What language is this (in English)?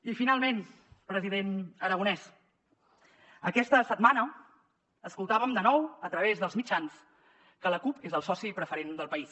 Catalan